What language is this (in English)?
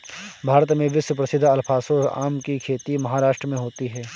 Hindi